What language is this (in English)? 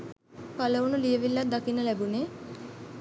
Sinhala